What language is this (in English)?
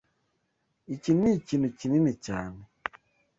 Kinyarwanda